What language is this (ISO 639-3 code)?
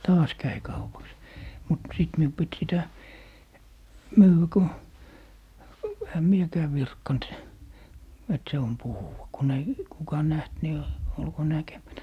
fin